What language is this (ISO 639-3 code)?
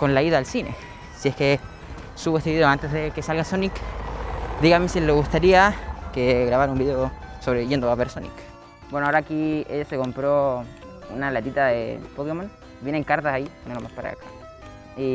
spa